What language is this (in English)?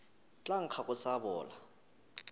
Northern Sotho